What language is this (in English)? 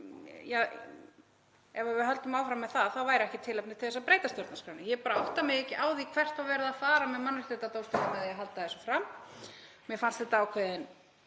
Icelandic